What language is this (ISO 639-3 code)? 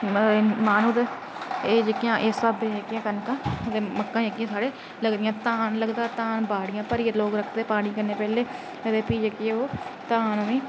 doi